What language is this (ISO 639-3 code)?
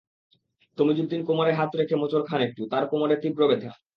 ben